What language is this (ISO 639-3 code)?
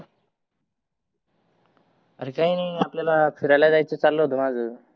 mar